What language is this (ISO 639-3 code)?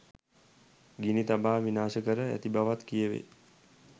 sin